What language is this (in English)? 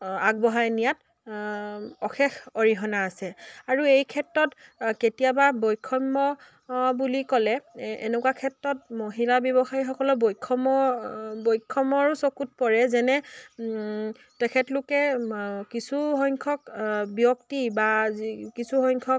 Assamese